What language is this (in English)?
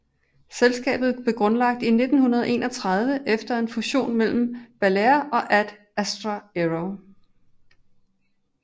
Danish